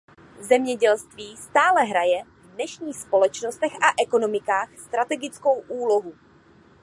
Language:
Czech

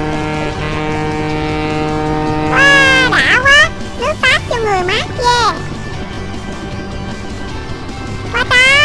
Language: Vietnamese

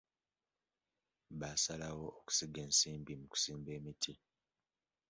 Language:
Ganda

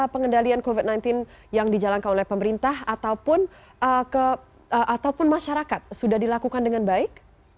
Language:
Indonesian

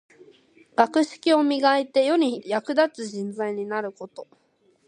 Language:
Japanese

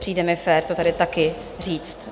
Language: Czech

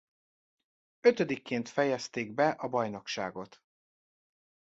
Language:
Hungarian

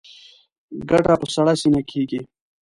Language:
Pashto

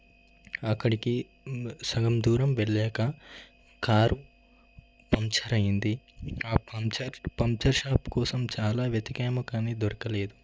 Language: Telugu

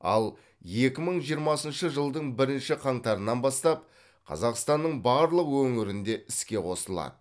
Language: Kazakh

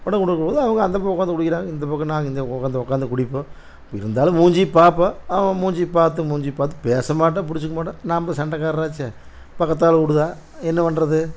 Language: Tamil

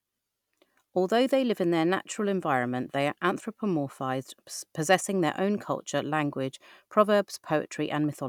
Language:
English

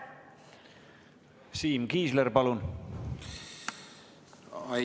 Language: Estonian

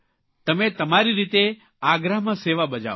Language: Gujarati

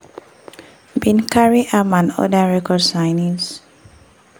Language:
Nigerian Pidgin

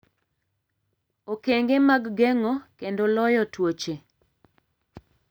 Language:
Luo (Kenya and Tanzania)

